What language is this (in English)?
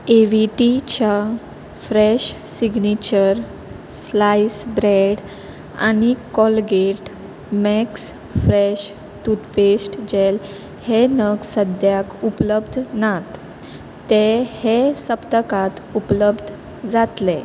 Konkani